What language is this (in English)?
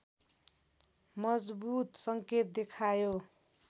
Nepali